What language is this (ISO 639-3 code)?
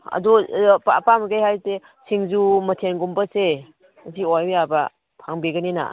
mni